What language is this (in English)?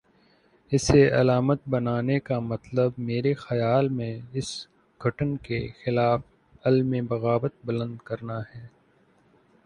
Urdu